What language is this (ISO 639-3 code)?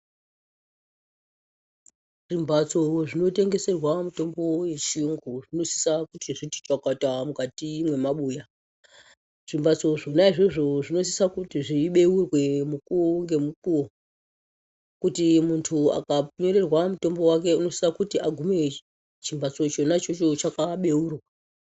ndc